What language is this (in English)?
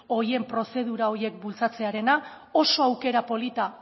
Basque